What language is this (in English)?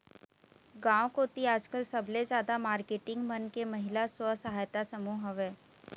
Chhattisgarhi